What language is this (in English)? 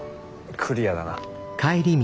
Japanese